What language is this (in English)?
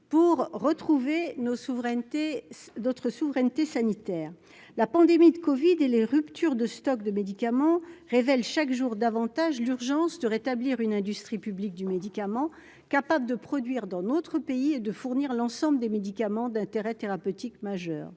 French